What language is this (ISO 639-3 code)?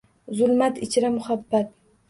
uzb